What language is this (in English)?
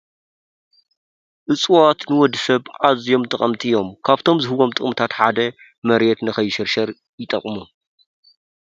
Tigrinya